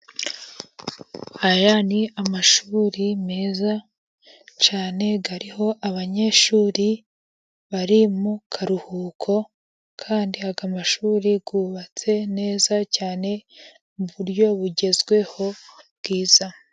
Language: Kinyarwanda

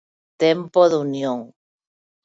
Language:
Galician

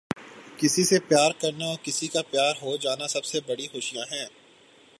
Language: Urdu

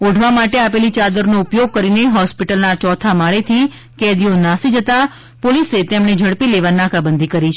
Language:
Gujarati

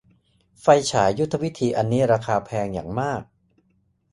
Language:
Thai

